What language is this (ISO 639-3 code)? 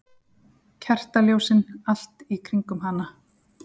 isl